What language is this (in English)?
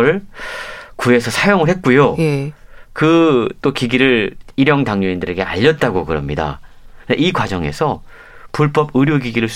Korean